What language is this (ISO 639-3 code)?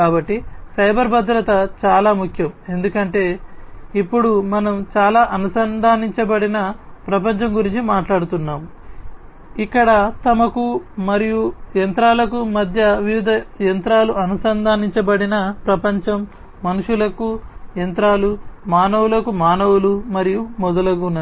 tel